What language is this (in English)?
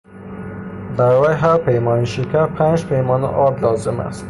Persian